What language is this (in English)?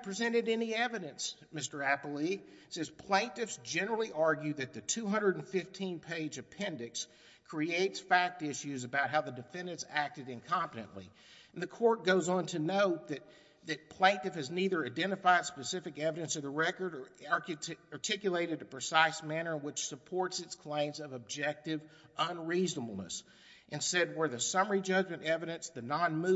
English